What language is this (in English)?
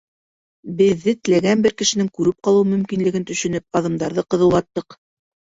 Bashkir